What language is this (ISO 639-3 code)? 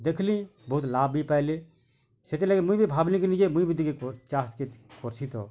ori